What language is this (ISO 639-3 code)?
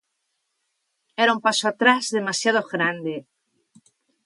glg